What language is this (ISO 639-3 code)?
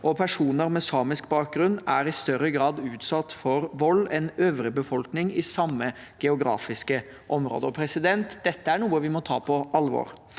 nor